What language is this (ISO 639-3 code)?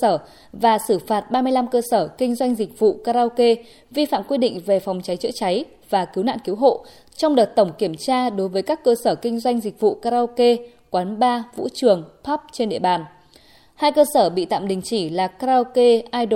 vie